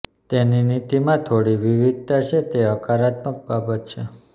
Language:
Gujarati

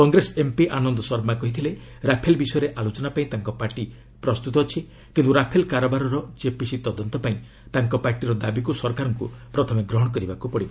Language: Odia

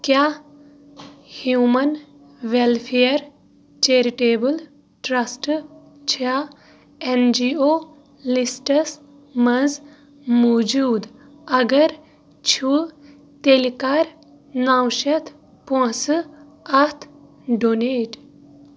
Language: Kashmiri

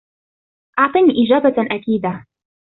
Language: Arabic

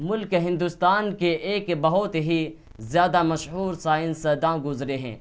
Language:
Urdu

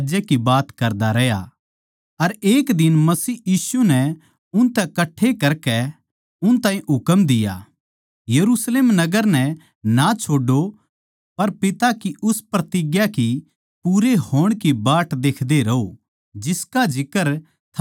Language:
Haryanvi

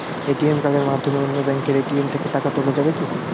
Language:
Bangla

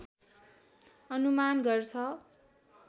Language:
Nepali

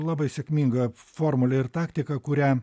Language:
Lithuanian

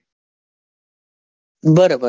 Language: Gujarati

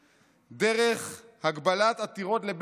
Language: Hebrew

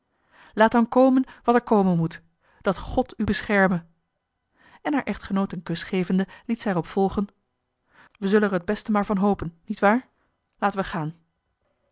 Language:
Dutch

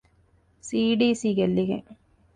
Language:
Divehi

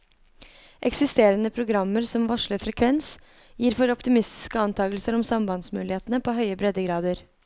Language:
Norwegian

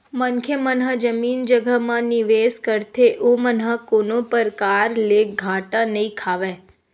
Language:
Chhattisgarhi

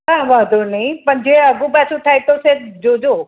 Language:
Gujarati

